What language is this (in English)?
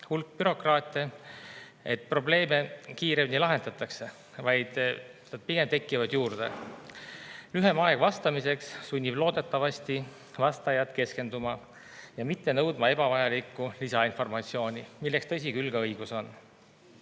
Estonian